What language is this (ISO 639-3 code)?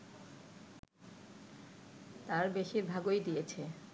ben